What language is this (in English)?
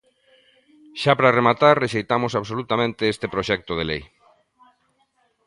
Galician